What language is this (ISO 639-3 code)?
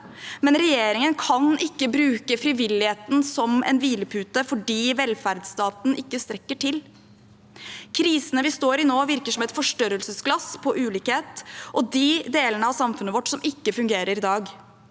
nor